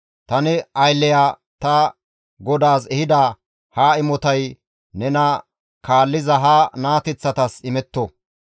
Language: Gamo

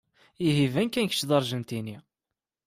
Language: Kabyle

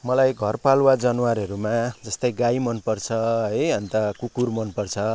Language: Nepali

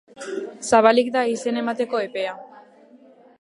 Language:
Basque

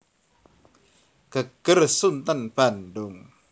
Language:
Javanese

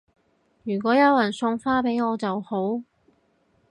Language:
Cantonese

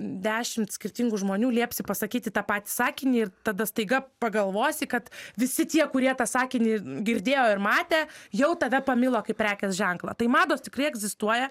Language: Lithuanian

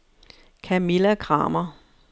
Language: Danish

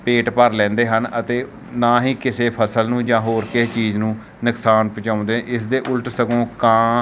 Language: Punjabi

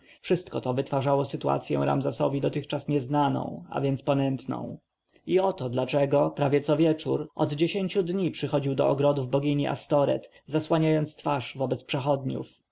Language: Polish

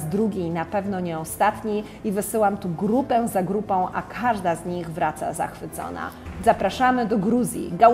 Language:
Polish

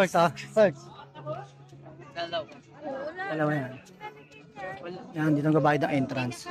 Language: Filipino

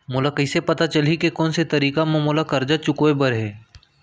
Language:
Chhattisgarhi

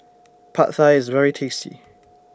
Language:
English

